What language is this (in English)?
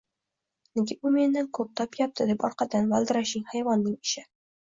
Uzbek